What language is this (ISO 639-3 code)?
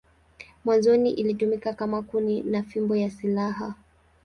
swa